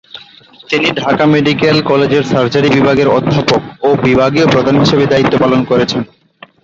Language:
Bangla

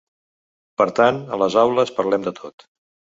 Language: Catalan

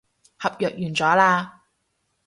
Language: Cantonese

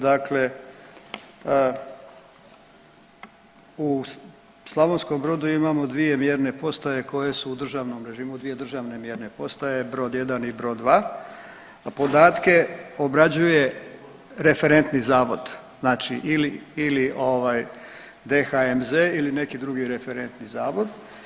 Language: Croatian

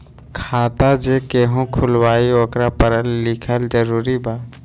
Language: Magahi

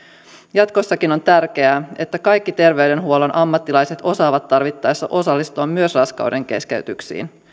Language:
Finnish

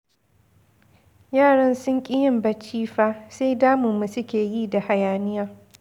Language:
Hausa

